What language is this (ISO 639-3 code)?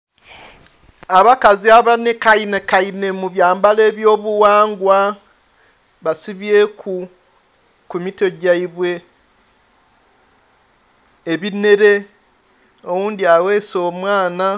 xog